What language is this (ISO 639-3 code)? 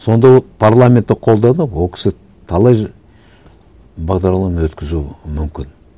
kaz